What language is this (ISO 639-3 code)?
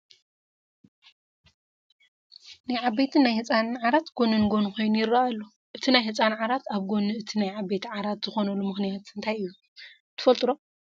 tir